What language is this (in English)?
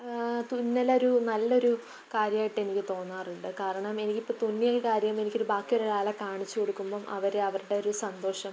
Malayalam